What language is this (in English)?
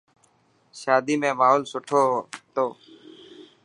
Dhatki